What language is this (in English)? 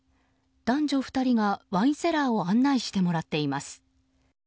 Japanese